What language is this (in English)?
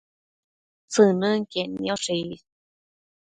Matsés